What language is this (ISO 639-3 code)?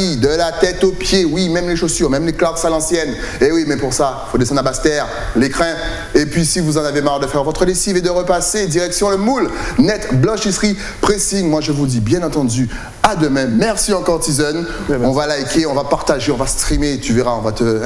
fra